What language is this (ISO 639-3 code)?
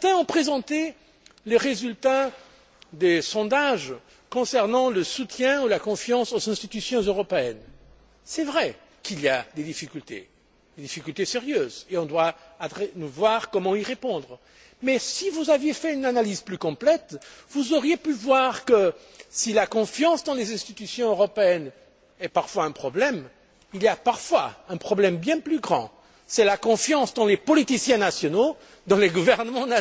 fra